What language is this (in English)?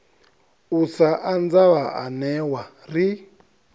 Venda